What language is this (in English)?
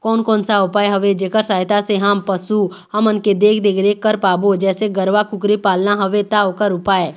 Chhattisgarhi